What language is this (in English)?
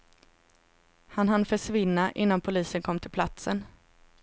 Swedish